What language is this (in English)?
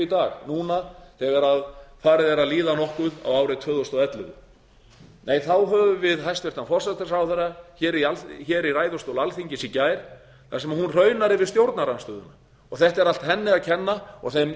Icelandic